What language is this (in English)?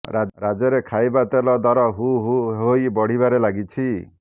Odia